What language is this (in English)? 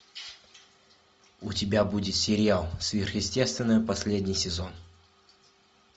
Russian